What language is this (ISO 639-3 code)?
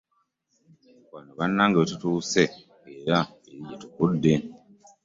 lug